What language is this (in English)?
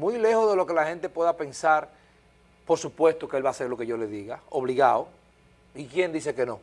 Spanish